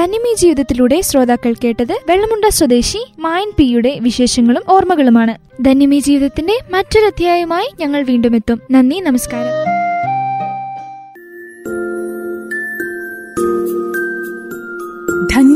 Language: Malayalam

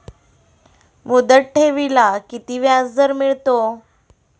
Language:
Marathi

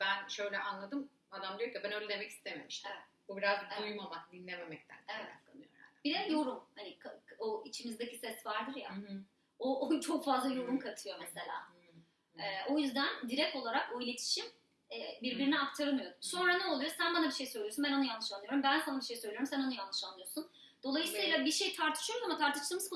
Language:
Turkish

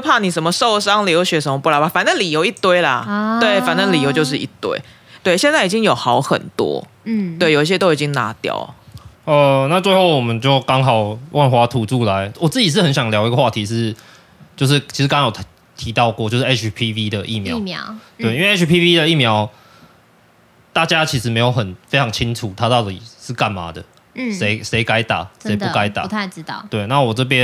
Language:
Chinese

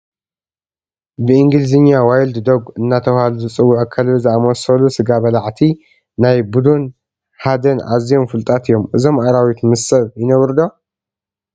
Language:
Tigrinya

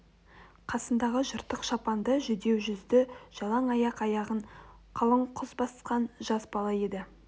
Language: Kazakh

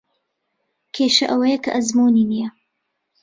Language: Central Kurdish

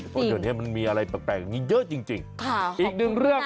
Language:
Thai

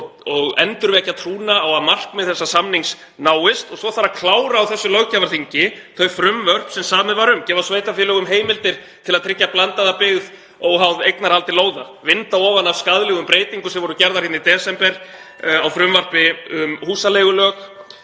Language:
Icelandic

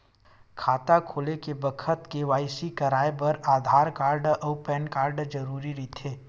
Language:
Chhattisgarhi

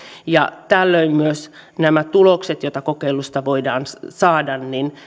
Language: Finnish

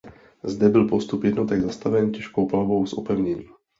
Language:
Czech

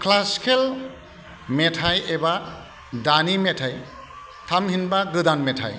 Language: Bodo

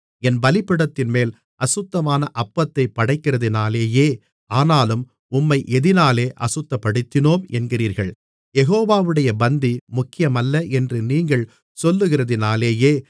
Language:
Tamil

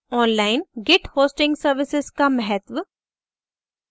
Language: Hindi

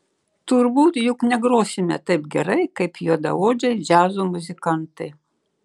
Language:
Lithuanian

